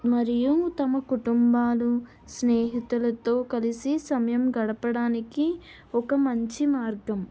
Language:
Telugu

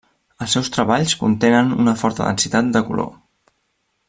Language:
Catalan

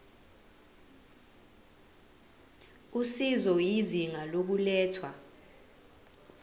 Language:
Zulu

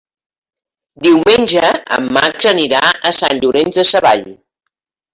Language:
Catalan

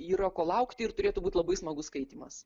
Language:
Lithuanian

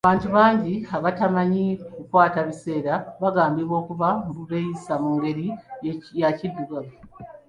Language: Ganda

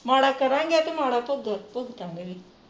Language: Punjabi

